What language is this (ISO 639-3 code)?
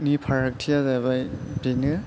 brx